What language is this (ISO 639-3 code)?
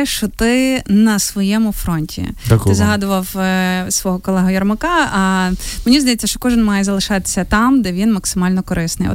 ukr